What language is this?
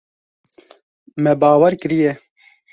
Kurdish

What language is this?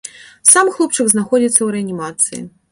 Belarusian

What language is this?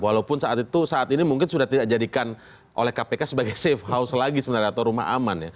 Indonesian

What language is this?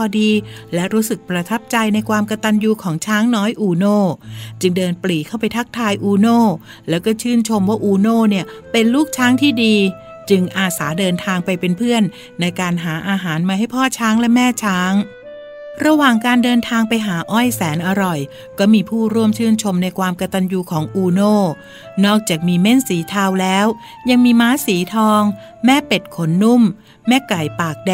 Thai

